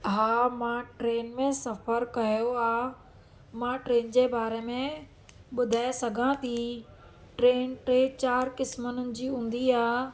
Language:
Sindhi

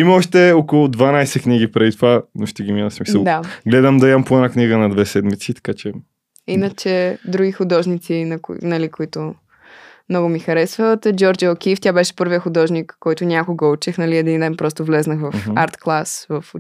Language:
Bulgarian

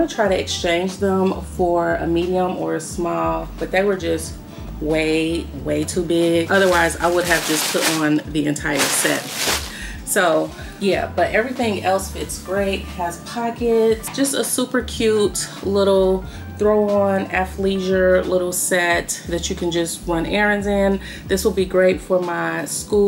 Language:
English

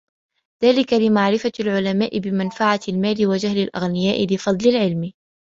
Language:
Arabic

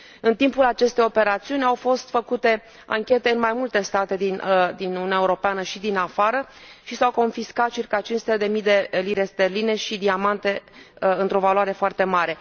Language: Romanian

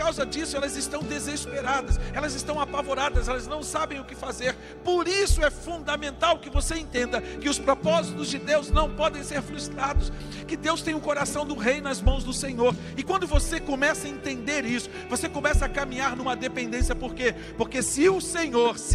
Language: Portuguese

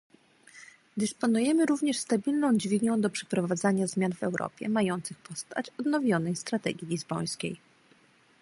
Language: Polish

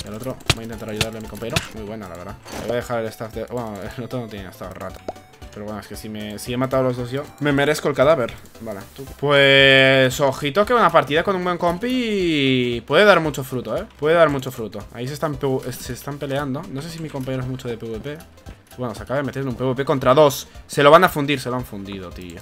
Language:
Spanish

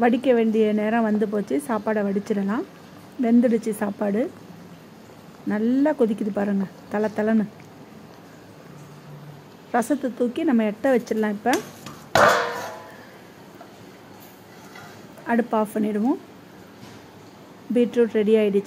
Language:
Arabic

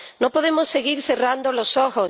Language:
Spanish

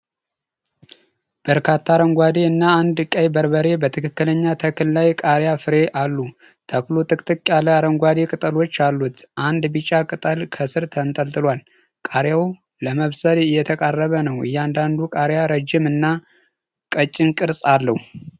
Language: Amharic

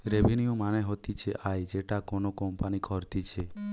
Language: Bangla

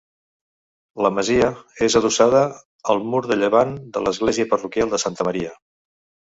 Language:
Catalan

